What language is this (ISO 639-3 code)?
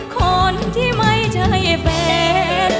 tha